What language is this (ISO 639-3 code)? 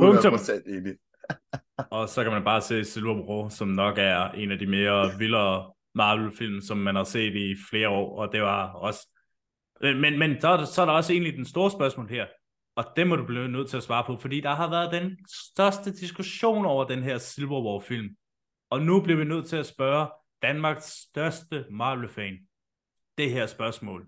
dan